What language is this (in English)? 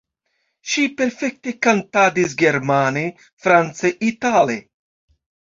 Esperanto